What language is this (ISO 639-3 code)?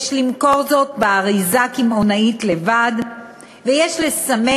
heb